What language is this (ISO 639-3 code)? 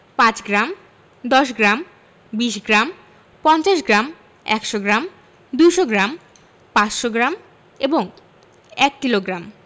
ben